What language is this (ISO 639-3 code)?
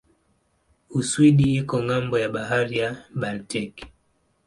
swa